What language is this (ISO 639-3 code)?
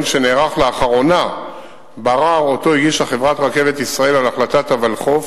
heb